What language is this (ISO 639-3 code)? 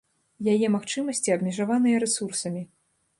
bel